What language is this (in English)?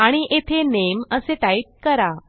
Marathi